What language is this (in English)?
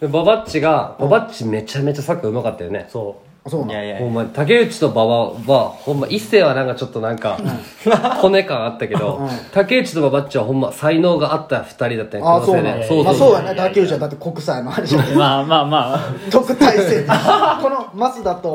Japanese